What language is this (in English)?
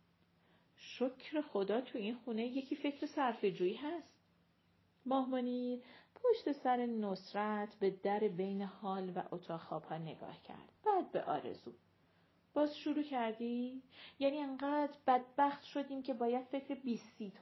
Persian